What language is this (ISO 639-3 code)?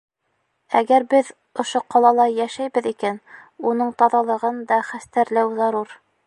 bak